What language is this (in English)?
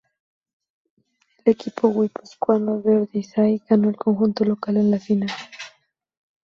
Spanish